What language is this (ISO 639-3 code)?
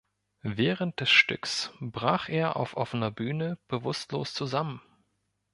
deu